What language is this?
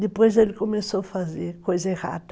Portuguese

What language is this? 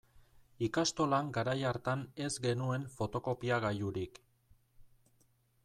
Basque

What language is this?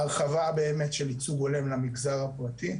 Hebrew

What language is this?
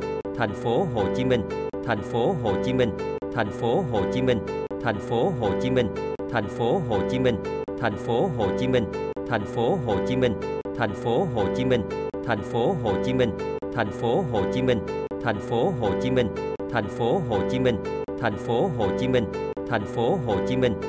Vietnamese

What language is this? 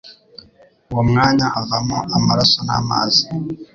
Kinyarwanda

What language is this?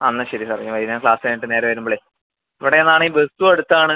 Malayalam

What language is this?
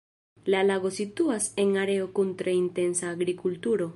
Esperanto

